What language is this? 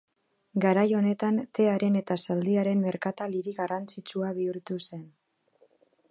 Basque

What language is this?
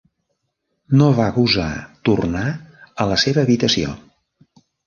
Catalan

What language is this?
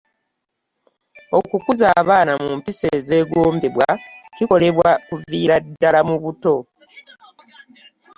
Ganda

